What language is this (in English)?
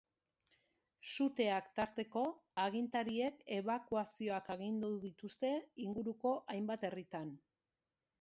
Basque